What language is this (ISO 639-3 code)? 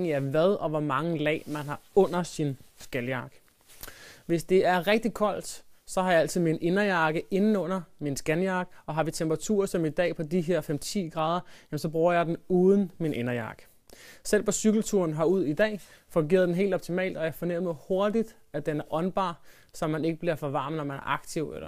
dan